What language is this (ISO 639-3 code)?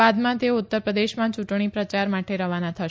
guj